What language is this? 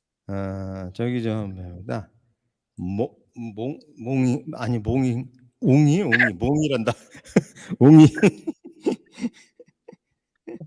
Korean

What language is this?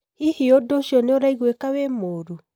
Kikuyu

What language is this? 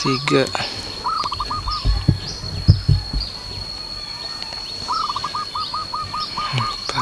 Indonesian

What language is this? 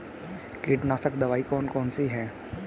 Hindi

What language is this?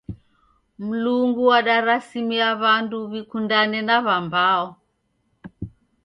Taita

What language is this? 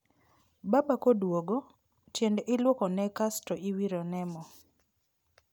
Luo (Kenya and Tanzania)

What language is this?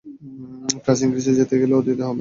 Bangla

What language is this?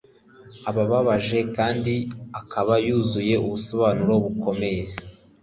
Kinyarwanda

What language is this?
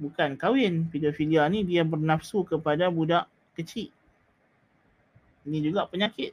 Malay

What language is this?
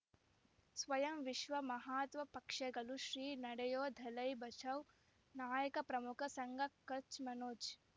Kannada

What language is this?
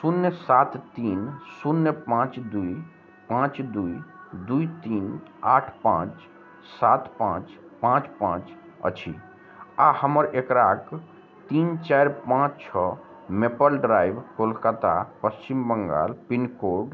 Maithili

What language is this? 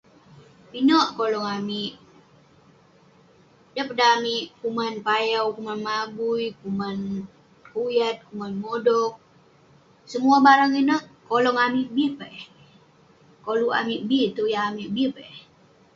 Western Penan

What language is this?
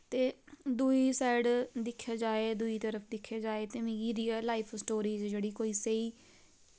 Dogri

